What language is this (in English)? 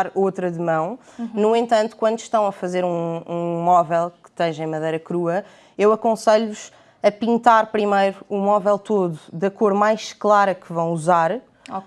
Portuguese